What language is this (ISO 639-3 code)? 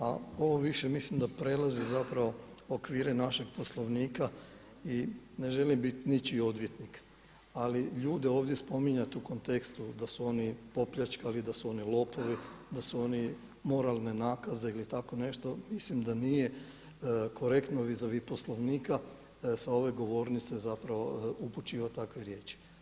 hrv